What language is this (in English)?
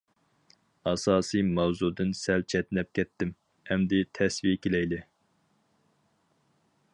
Uyghur